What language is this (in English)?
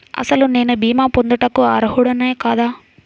Telugu